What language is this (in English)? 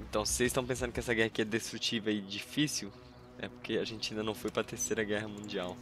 Portuguese